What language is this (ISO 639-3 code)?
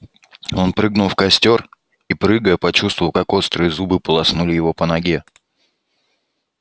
rus